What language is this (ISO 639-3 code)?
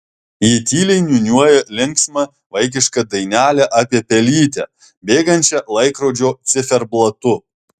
lit